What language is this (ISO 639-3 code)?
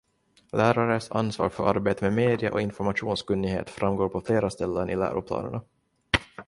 swe